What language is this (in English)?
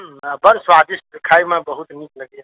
Maithili